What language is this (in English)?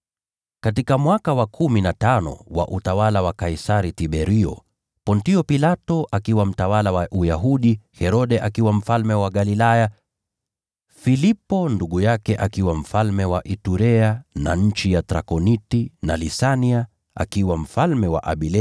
Swahili